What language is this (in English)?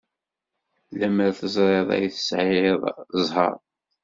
Kabyle